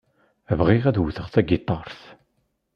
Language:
Kabyle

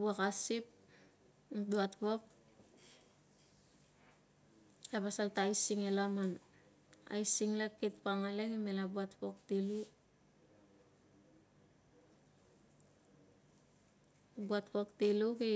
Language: Tungag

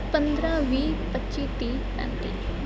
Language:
Punjabi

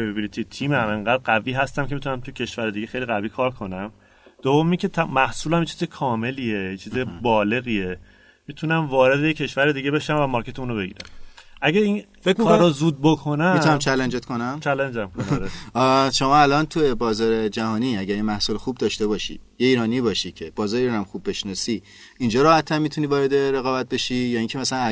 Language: Persian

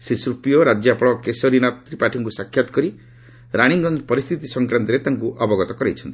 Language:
Odia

